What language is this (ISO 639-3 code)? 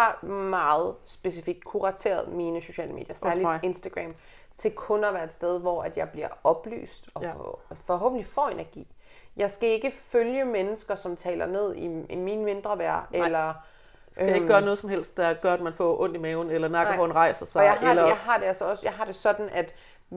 dan